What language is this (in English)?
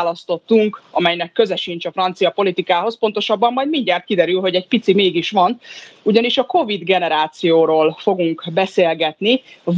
Hungarian